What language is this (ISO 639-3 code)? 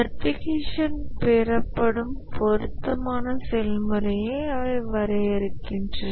tam